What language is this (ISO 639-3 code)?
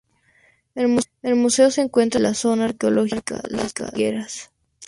spa